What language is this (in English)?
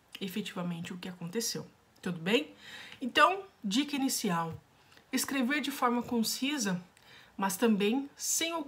Portuguese